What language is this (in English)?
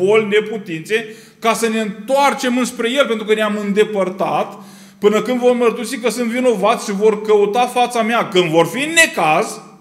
Romanian